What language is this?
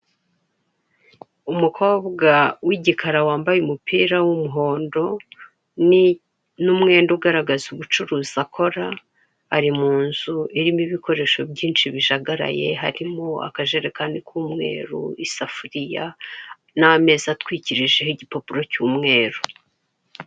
Kinyarwanda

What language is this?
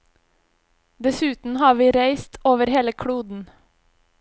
Norwegian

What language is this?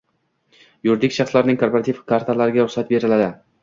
Uzbek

